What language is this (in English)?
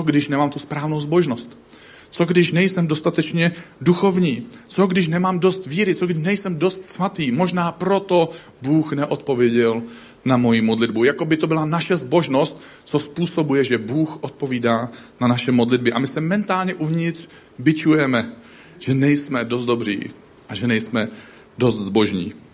Czech